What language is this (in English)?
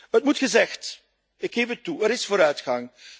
Dutch